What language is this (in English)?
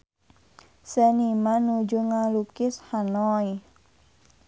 Sundanese